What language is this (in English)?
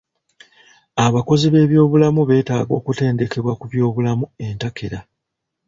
Ganda